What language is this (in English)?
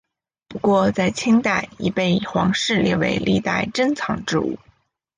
Chinese